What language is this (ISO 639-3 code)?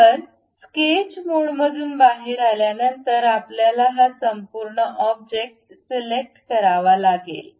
mar